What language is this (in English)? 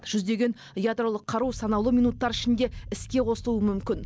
Kazakh